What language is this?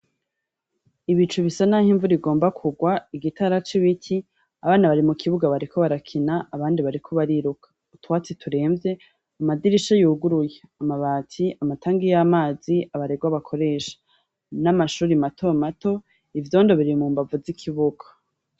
Rundi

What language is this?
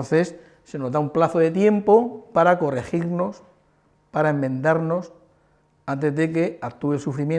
Spanish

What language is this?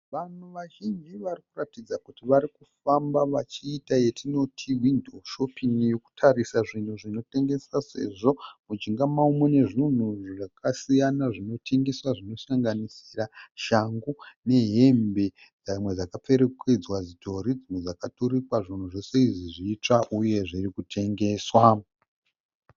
Shona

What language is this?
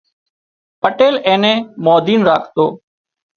Wadiyara Koli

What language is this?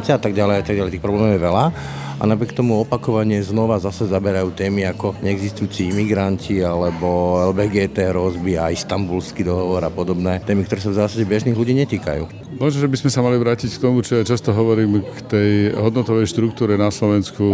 Slovak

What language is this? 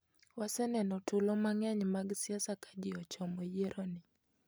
Luo (Kenya and Tanzania)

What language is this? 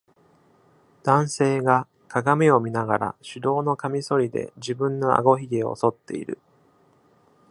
Japanese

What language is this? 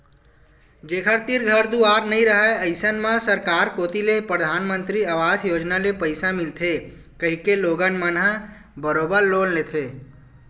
Chhattisgarhi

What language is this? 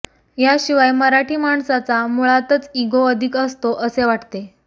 Marathi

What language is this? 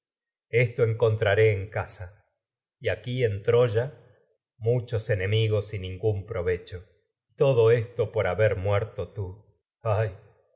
Spanish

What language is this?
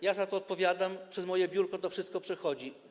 Polish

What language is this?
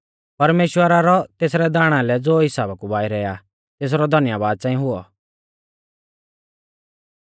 Mahasu Pahari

